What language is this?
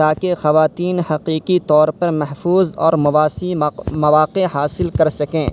Urdu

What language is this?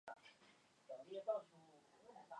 Chinese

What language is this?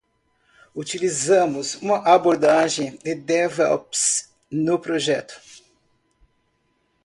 Portuguese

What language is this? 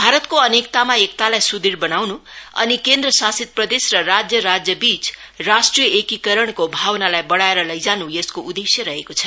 Nepali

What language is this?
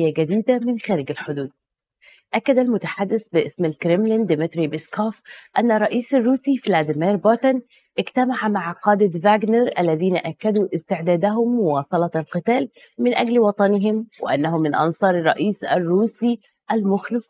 Arabic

